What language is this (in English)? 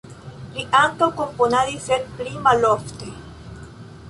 Esperanto